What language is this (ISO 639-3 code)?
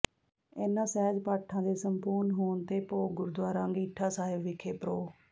pan